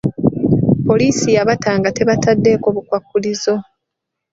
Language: Ganda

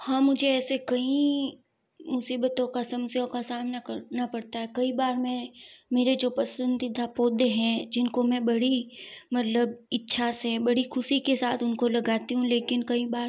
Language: Hindi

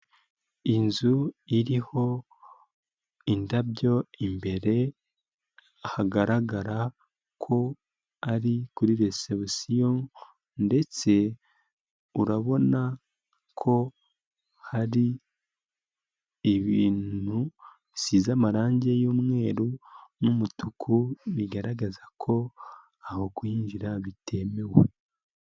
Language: Kinyarwanda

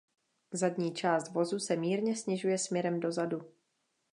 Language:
Czech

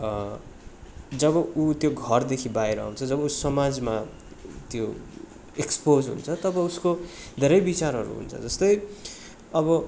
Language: Nepali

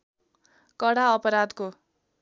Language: Nepali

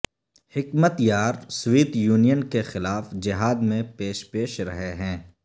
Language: Urdu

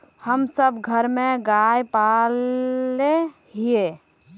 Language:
Magahi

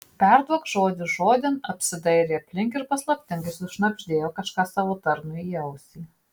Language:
Lithuanian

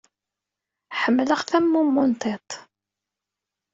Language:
Kabyle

